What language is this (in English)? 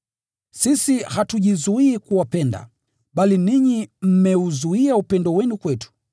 Swahili